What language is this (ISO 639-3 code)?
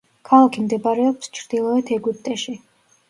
kat